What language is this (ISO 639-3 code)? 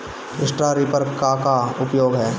bho